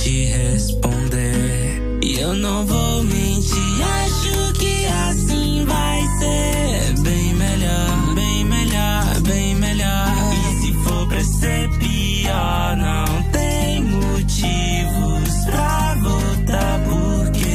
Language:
Romanian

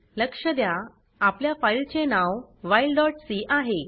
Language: Marathi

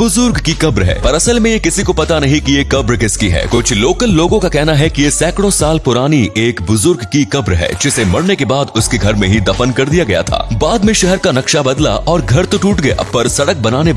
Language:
Hindi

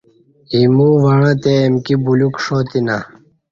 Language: Kati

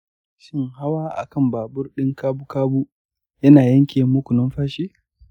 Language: Hausa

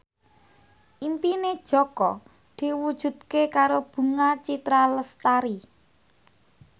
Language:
Javanese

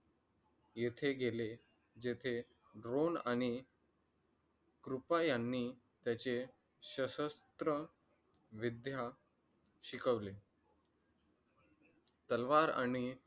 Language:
Marathi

